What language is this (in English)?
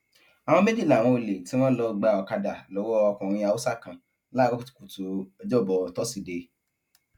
Yoruba